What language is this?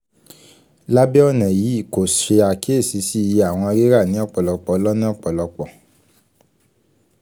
Yoruba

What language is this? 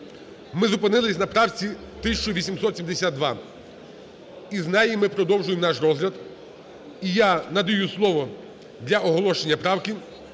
Ukrainian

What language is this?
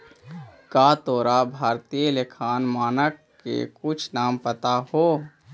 Magahi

